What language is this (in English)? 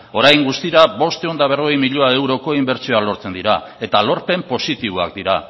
Basque